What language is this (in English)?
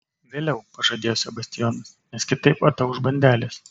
Lithuanian